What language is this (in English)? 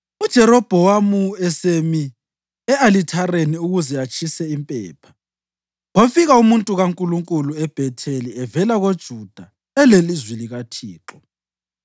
North Ndebele